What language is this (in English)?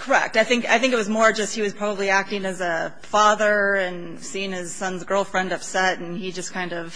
English